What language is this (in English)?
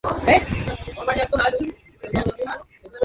Bangla